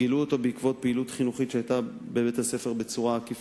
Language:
Hebrew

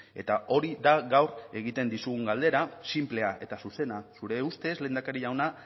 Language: Basque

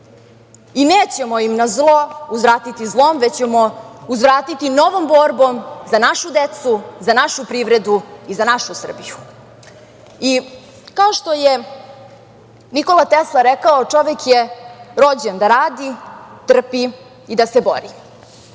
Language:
Serbian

